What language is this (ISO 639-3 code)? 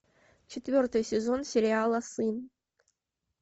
rus